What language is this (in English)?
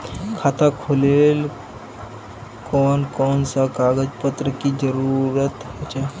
Magahi